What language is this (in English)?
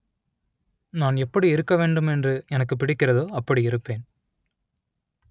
Tamil